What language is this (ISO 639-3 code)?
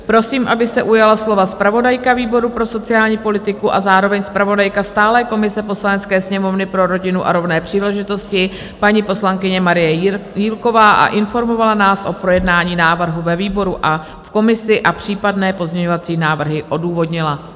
ces